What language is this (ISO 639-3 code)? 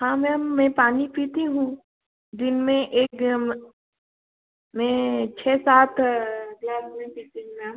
hin